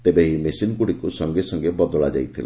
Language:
Odia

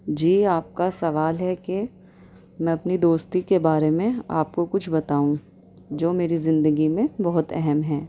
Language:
Urdu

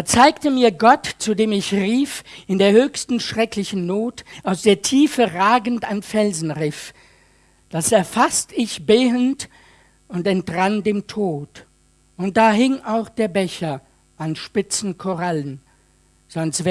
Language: German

